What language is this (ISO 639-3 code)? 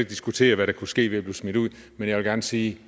dan